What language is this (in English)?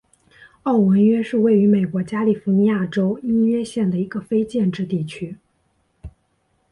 Chinese